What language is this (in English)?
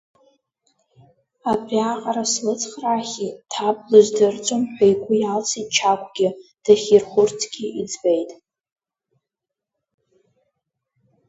Abkhazian